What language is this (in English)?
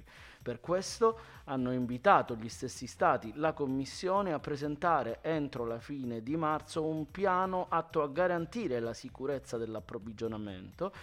Italian